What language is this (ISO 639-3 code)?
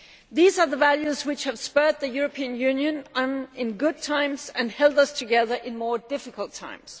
eng